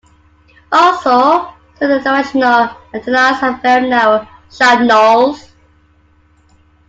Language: English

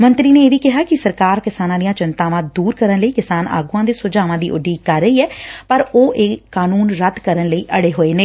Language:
Punjabi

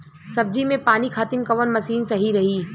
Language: Bhojpuri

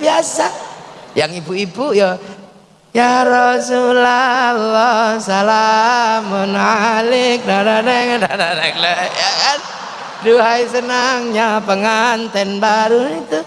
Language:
Indonesian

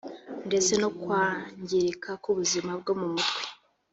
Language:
Kinyarwanda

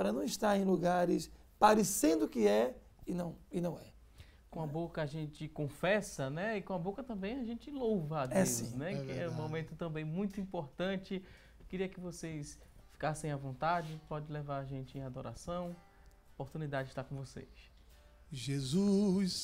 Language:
Portuguese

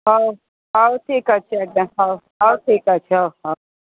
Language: Odia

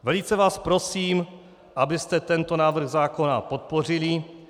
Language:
Czech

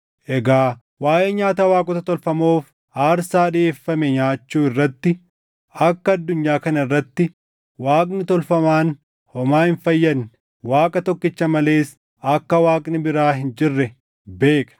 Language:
Oromo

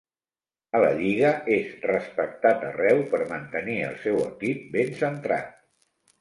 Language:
Catalan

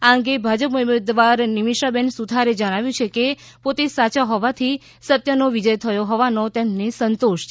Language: Gujarati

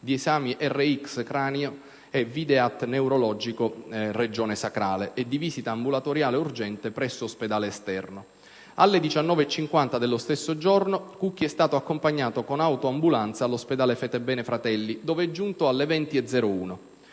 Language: Italian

